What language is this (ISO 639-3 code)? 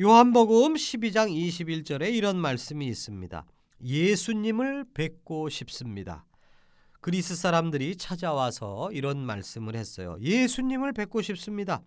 kor